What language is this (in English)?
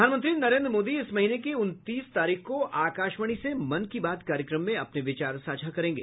Hindi